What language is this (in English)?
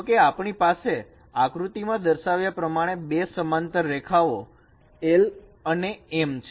Gujarati